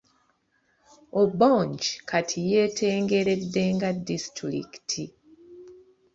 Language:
Ganda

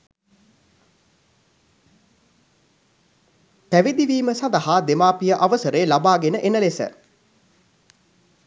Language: Sinhala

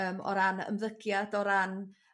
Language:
Welsh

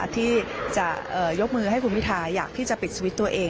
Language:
Thai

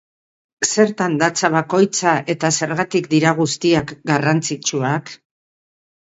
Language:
Basque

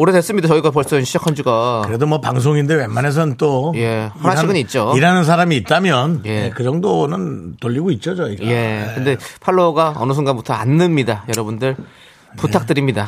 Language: Korean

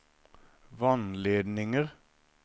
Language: Norwegian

